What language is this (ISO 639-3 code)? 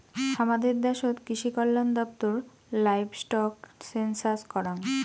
ben